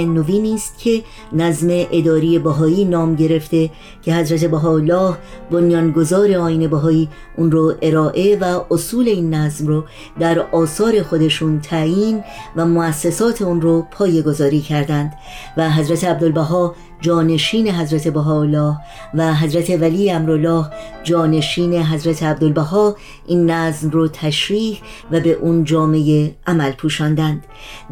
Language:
Persian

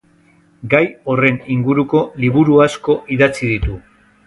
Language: Basque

